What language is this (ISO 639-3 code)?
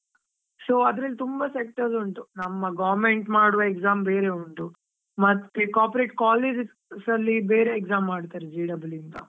kan